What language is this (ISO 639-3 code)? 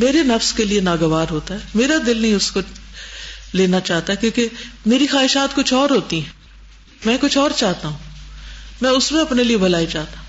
urd